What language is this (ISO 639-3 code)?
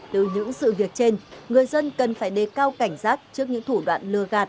vie